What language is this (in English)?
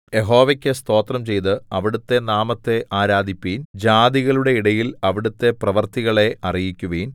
Malayalam